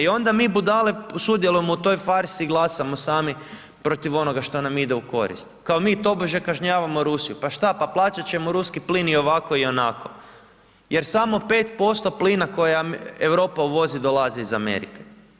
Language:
Croatian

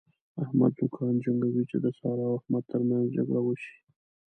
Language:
Pashto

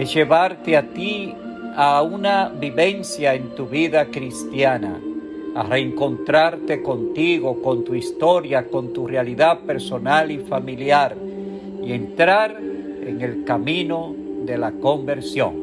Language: Spanish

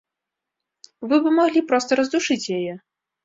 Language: Belarusian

